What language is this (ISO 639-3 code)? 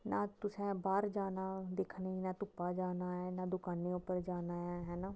doi